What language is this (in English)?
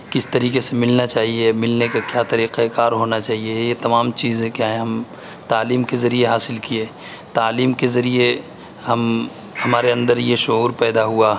Urdu